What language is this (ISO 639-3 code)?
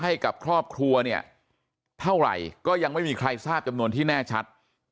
tha